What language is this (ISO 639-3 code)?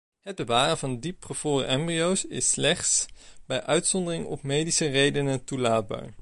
nld